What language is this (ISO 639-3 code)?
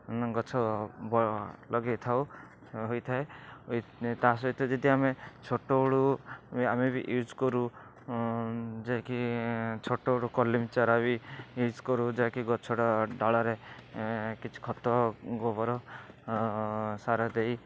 ori